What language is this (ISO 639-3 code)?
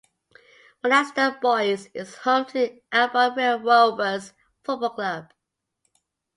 eng